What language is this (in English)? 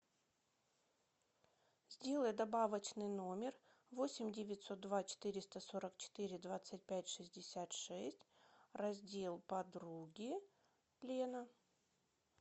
Russian